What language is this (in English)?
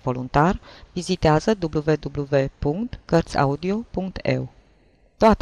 Romanian